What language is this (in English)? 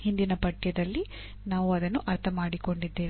Kannada